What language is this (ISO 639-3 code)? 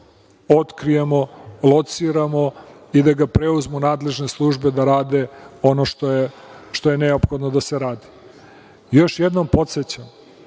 srp